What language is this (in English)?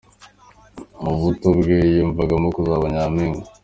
Kinyarwanda